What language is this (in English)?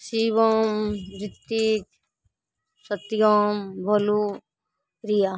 Maithili